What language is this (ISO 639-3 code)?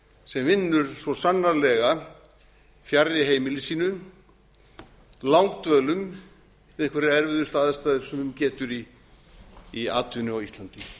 isl